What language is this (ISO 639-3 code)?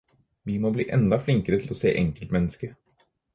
nob